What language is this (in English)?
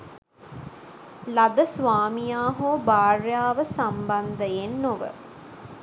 Sinhala